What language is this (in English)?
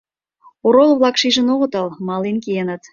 Mari